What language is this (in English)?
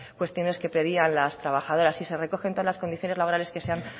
Spanish